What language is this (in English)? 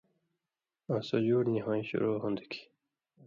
Indus Kohistani